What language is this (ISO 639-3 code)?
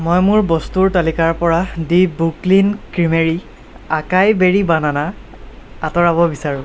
asm